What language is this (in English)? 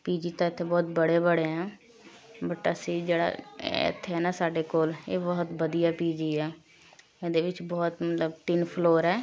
Punjabi